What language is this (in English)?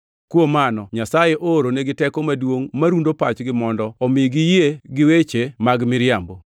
Luo (Kenya and Tanzania)